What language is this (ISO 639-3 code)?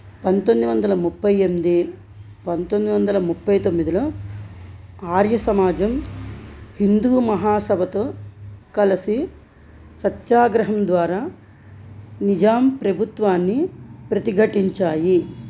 tel